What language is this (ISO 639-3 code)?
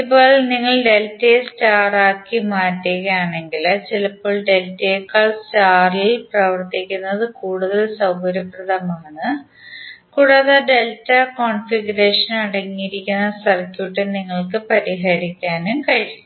mal